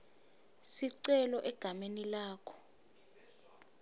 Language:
Swati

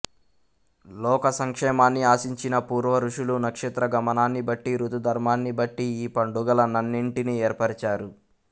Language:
Telugu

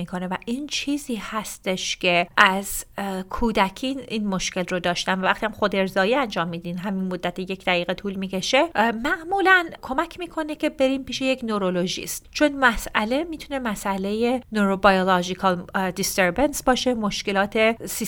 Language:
Persian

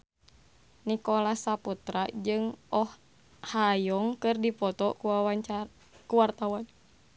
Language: Sundanese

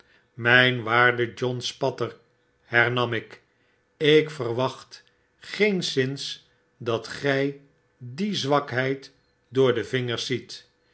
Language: Dutch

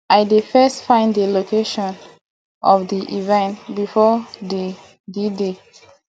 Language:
Nigerian Pidgin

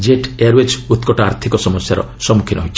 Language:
Odia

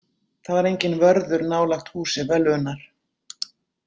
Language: Icelandic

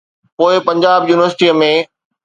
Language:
Sindhi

